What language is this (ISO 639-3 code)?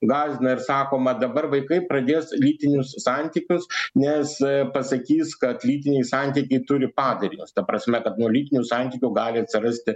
lit